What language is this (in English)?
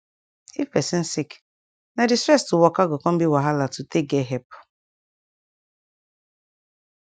Nigerian Pidgin